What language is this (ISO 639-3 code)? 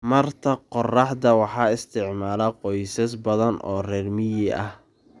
som